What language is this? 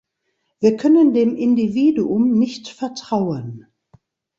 German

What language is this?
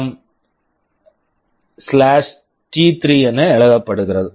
Tamil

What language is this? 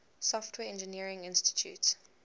English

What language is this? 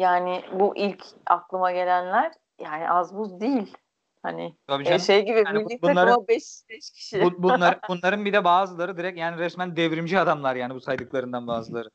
Turkish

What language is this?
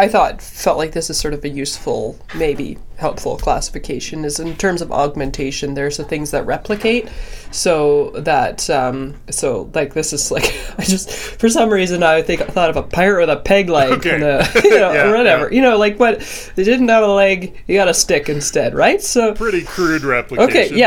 English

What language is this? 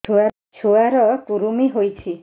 Odia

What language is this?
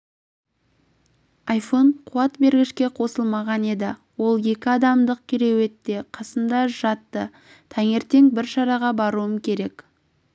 Kazakh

